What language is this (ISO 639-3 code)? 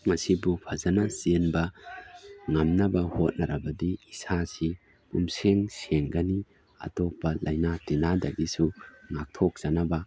mni